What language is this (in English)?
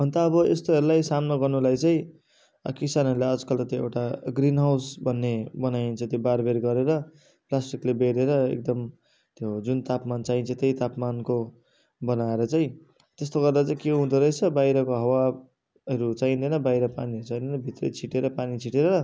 Nepali